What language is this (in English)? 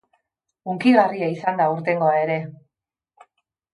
Basque